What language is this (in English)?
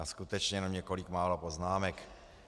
Czech